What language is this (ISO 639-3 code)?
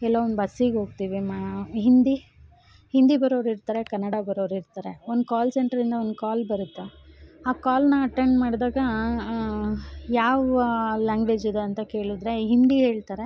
kan